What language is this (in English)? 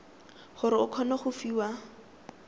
Tswana